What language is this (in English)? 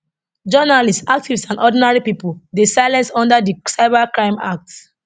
Nigerian Pidgin